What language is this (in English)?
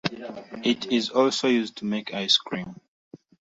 English